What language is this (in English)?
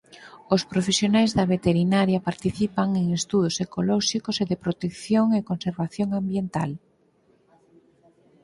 Galician